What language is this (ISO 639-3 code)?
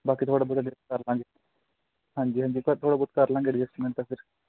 pan